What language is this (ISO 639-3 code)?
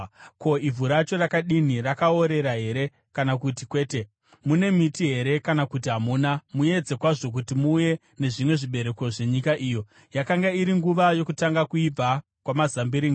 sna